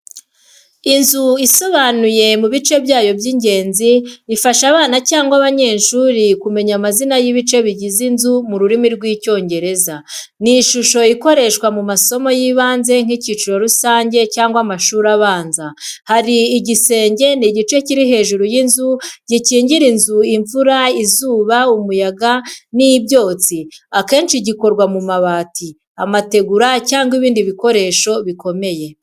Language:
Kinyarwanda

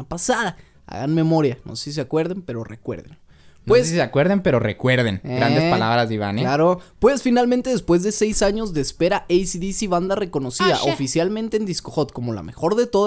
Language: Spanish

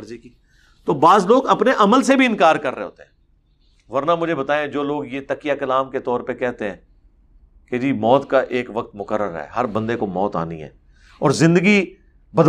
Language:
Urdu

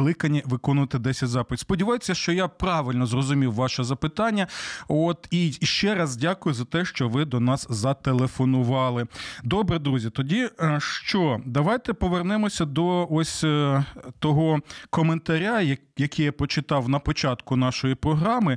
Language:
Ukrainian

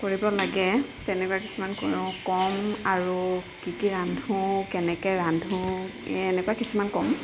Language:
Assamese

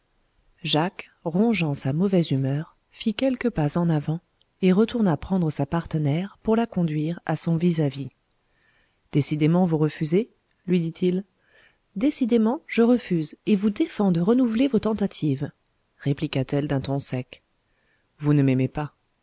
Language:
French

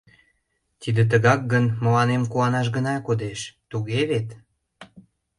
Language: Mari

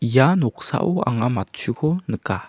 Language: Garo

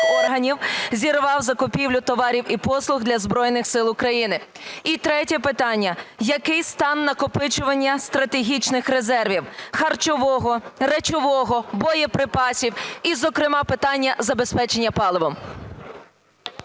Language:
Ukrainian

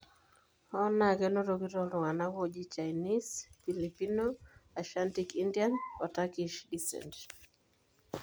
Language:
Masai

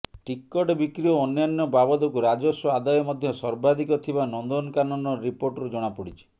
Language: Odia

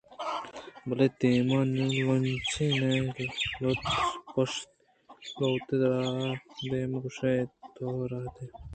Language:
Eastern Balochi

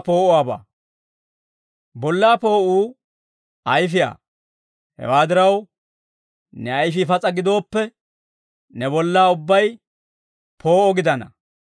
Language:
Dawro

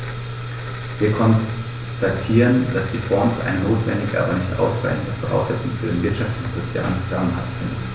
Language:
German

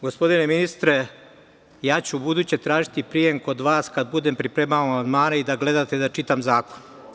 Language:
Serbian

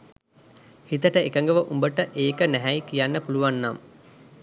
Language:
Sinhala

